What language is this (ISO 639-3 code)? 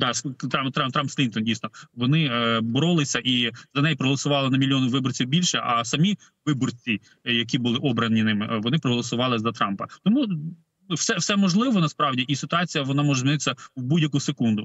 ukr